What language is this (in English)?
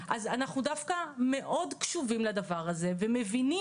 Hebrew